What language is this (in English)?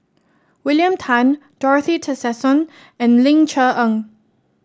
English